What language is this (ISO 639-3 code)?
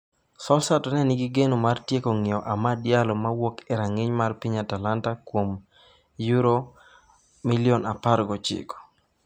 luo